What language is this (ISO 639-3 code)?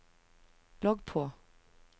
nor